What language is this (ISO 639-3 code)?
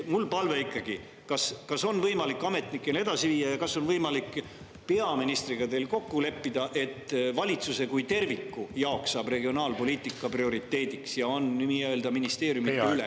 est